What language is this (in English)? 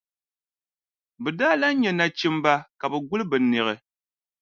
Dagbani